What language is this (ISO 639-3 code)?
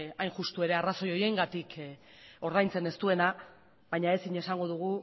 eus